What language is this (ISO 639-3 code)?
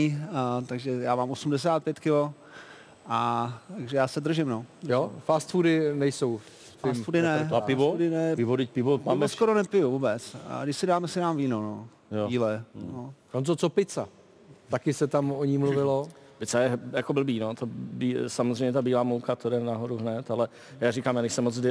ces